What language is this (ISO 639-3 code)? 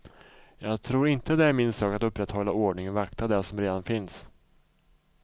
swe